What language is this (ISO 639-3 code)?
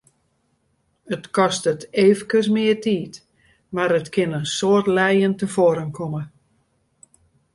fry